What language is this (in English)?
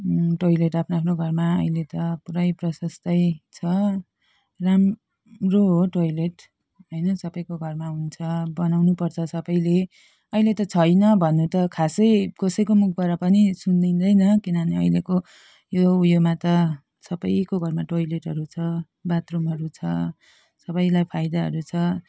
Nepali